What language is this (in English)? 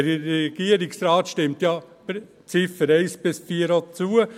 Swiss German